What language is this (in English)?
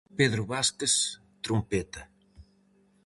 Galician